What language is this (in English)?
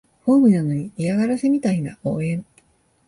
Japanese